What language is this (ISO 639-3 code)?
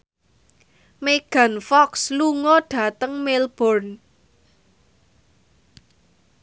jav